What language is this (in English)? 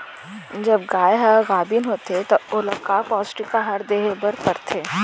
Chhattisgarhi